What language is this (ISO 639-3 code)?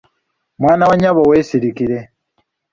lug